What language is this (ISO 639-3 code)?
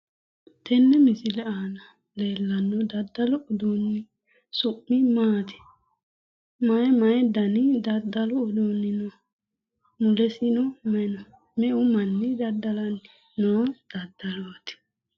sid